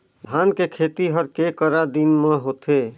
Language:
Chhattisgarhi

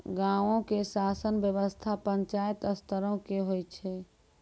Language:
Maithili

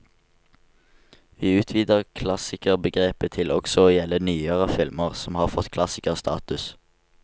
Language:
Norwegian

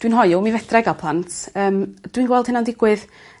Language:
Welsh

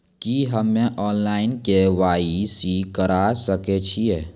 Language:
Maithili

